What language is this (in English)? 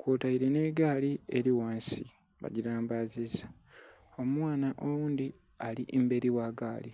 Soga